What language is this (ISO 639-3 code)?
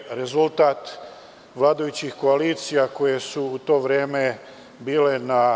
srp